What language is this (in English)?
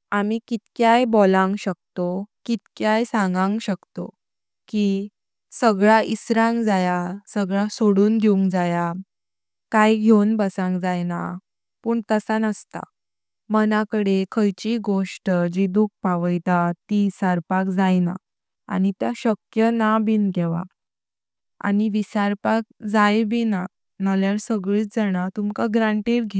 Konkani